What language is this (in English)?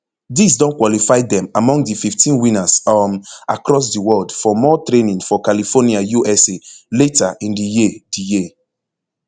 Nigerian Pidgin